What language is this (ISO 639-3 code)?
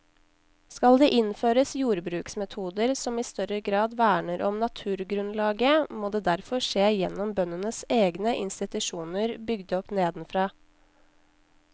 nor